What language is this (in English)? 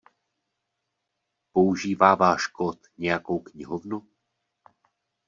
Czech